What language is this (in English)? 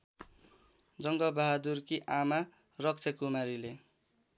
Nepali